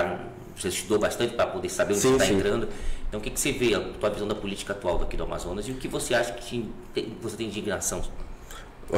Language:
Portuguese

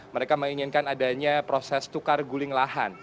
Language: Indonesian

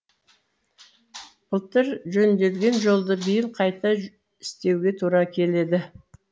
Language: Kazakh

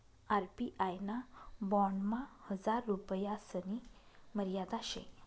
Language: Marathi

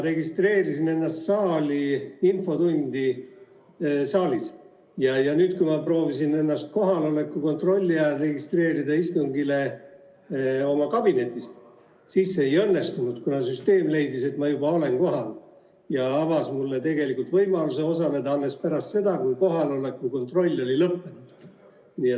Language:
Estonian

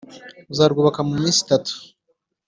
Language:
Kinyarwanda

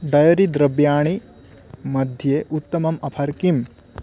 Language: Sanskrit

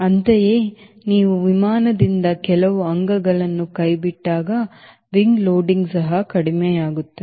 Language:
Kannada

